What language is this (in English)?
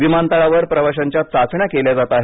Marathi